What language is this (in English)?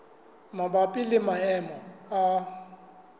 Southern Sotho